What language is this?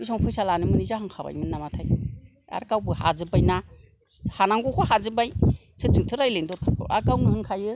Bodo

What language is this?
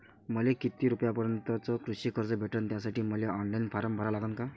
Marathi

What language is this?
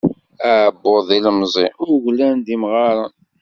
Kabyle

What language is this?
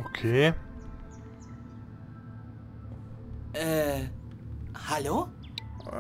German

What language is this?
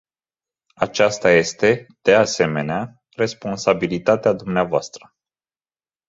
Romanian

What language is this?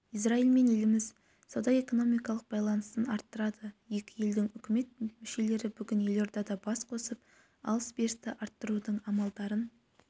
Kazakh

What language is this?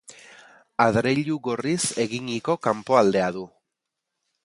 Basque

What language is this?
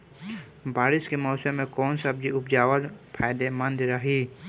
Bhojpuri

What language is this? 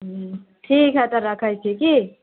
Maithili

